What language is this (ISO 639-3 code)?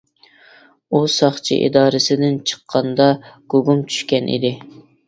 uig